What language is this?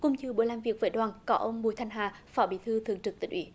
Vietnamese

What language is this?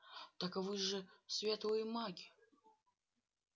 Russian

